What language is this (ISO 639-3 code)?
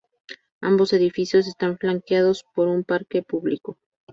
spa